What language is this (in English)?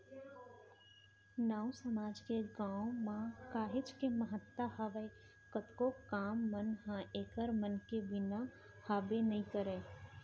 Chhattisgarhi